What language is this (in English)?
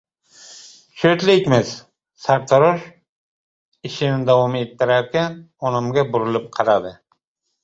Uzbek